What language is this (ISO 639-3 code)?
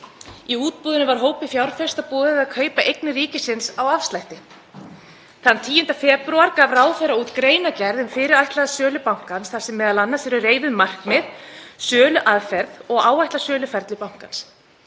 isl